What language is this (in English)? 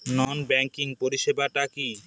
Bangla